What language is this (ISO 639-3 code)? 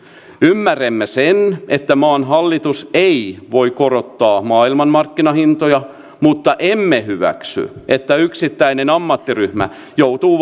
fin